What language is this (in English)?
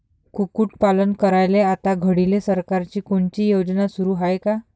Marathi